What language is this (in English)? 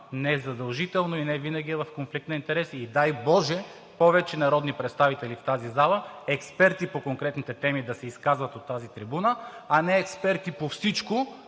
Bulgarian